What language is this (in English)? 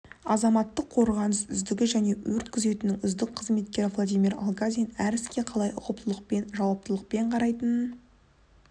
Kazakh